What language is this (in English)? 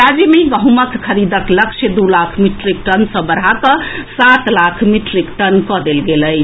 Maithili